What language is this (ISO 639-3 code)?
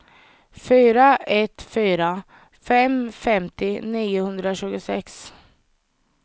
swe